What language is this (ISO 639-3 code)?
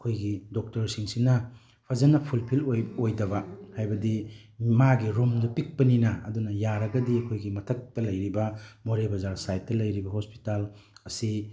mni